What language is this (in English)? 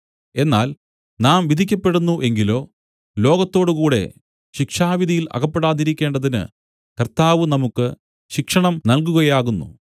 Malayalam